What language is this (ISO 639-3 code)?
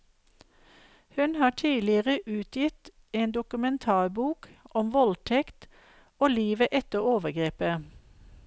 nor